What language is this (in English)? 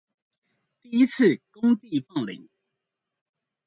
Chinese